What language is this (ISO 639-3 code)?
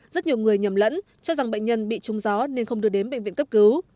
vie